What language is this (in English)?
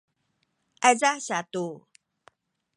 Sakizaya